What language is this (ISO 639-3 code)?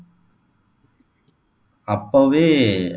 tam